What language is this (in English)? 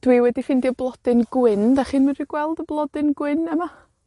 Welsh